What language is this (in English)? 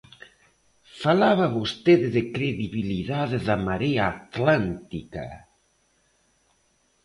Galician